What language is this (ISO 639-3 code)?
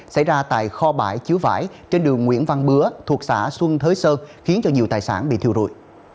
vie